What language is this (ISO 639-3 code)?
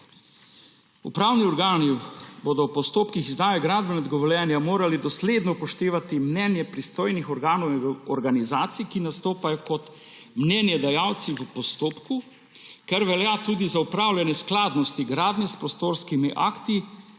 slv